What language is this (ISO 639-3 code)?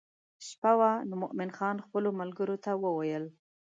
pus